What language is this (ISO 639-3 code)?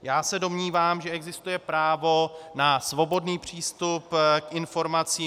ces